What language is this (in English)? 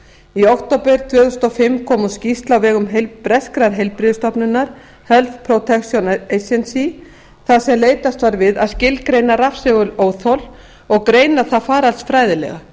Icelandic